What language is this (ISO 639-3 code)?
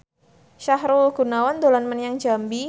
jav